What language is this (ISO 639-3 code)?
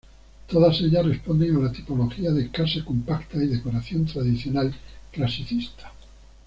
spa